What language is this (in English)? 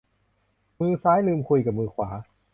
Thai